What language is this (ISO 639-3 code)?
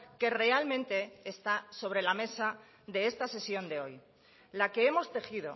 spa